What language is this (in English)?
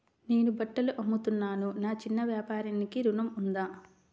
Telugu